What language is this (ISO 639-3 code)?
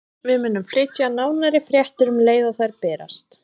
isl